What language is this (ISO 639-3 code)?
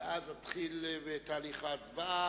heb